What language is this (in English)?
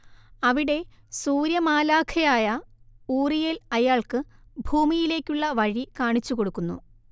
Malayalam